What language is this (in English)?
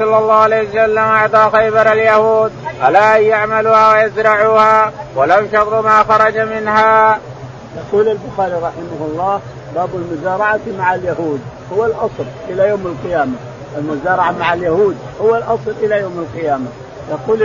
Arabic